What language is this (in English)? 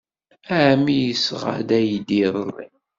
Kabyle